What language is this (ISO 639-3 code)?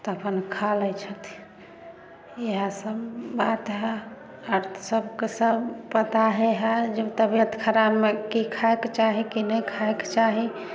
mai